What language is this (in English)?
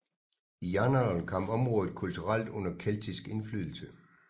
Danish